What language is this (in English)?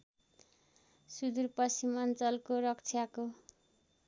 Nepali